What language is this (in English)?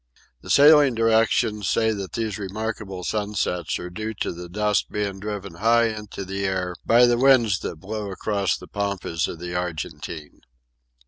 English